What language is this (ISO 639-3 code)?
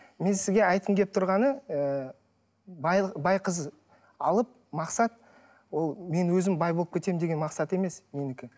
kaz